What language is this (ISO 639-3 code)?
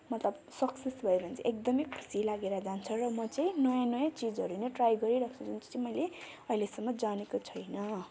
nep